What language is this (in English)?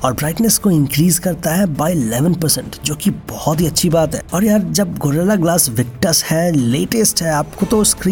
Hindi